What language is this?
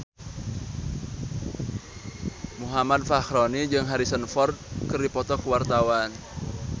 Sundanese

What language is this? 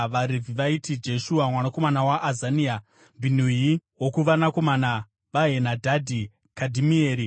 Shona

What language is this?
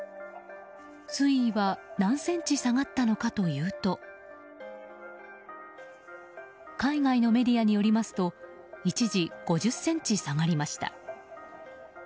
Japanese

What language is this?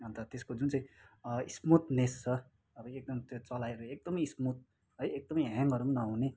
Nepali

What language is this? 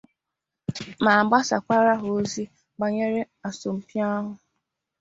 Igbo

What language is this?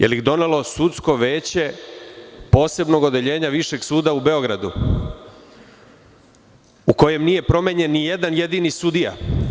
Serbian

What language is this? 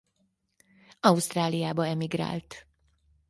Hungarian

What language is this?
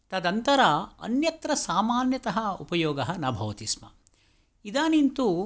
Sanskrit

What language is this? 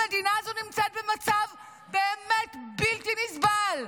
Hebrew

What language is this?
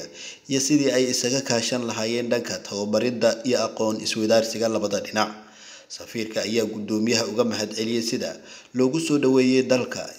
Arabic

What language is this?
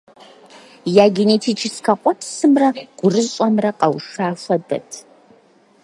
Kabardian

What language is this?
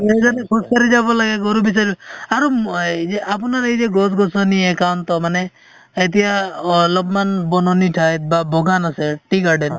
Assamese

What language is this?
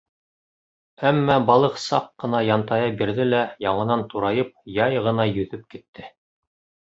Bashkir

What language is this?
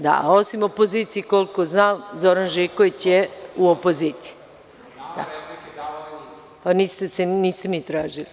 Serbian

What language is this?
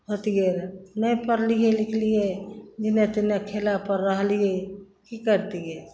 Maithili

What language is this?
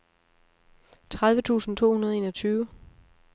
Danish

